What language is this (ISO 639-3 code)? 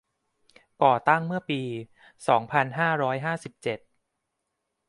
tha